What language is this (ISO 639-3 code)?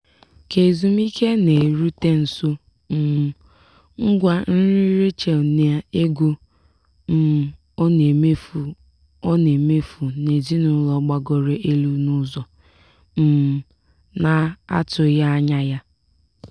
ibo